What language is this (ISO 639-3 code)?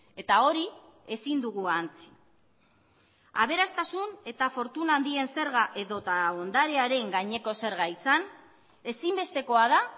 eus